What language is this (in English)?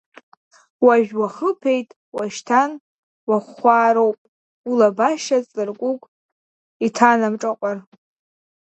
Abkhazian